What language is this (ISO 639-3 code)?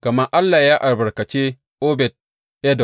hau